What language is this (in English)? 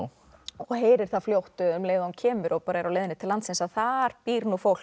Icelandic